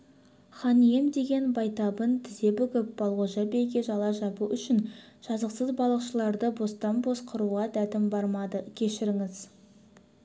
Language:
Kazakh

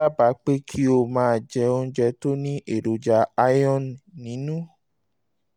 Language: Yoruba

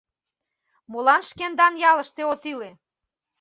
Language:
Mari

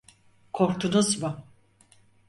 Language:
Turkish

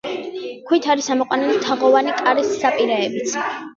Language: Georgian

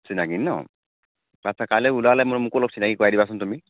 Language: Assamese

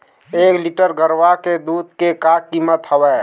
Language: Chhattisgarhi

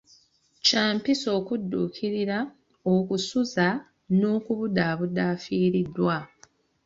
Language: Ganda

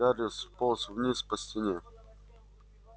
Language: Russian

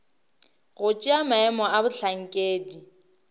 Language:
Northern Sotho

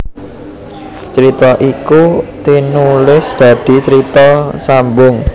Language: Javanese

